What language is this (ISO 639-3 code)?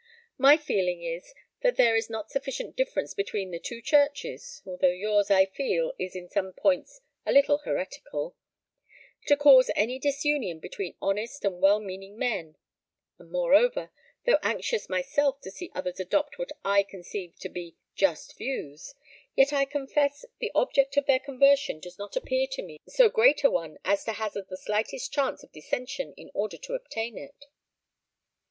eng